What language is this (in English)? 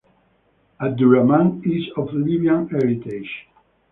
English